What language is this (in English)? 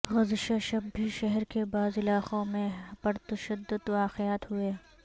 Urdu